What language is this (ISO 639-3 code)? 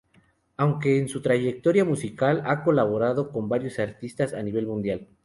spa